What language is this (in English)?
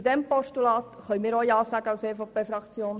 Swiss German